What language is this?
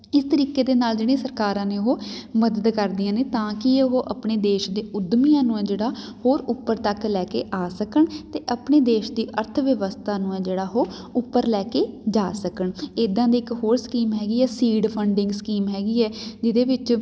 Punjabi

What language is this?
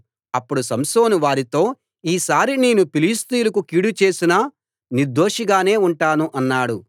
Telugu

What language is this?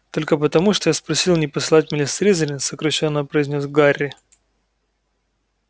Russian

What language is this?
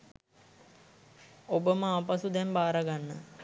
Sinhala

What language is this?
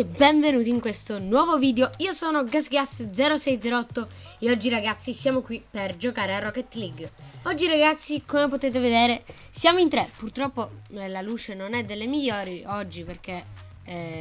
Italian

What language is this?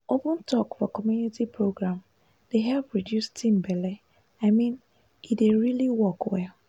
Nigerian Pidgin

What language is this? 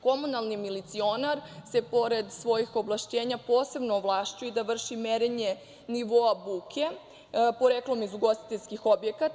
Serbian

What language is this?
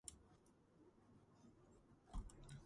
Georgian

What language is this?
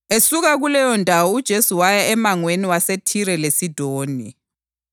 North Ndebele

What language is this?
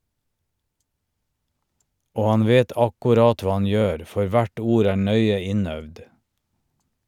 Norwegian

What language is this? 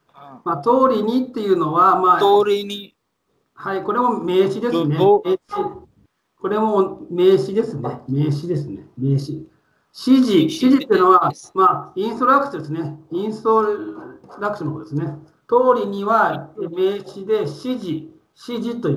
Japanese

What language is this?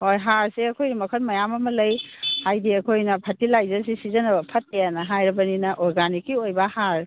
Manipuri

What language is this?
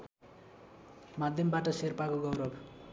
Nepali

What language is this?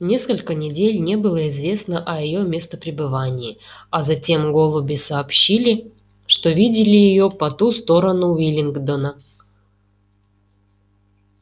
Russian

